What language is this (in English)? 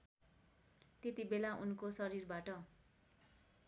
Nepali